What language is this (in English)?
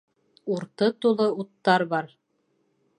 Bashkir